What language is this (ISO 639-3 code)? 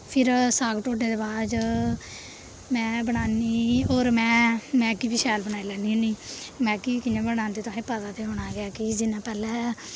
doi